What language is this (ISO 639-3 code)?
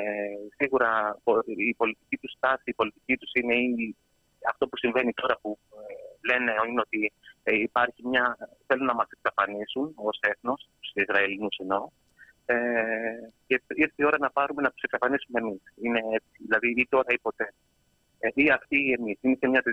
ell